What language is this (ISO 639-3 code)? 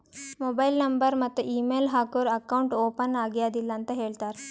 kan